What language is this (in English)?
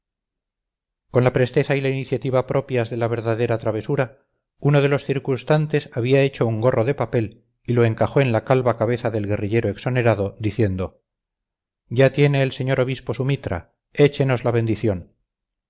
Spanish